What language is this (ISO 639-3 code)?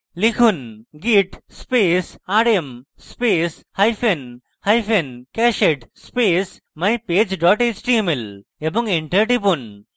ben